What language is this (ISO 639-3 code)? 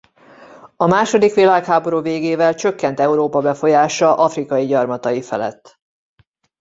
hun